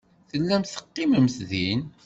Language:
Kabyle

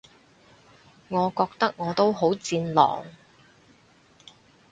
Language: Cantonese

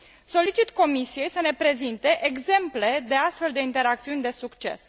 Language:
Romanian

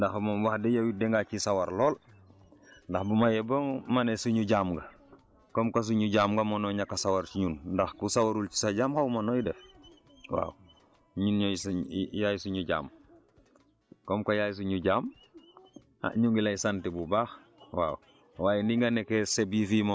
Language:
Wolof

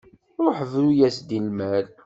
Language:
Kabyle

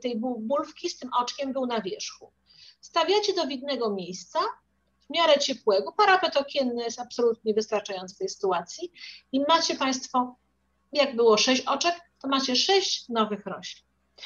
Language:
Polish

